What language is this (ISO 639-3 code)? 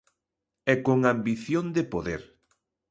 glg